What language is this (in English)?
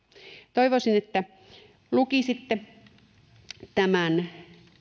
Finnish